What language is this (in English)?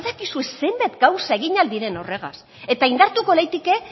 Basque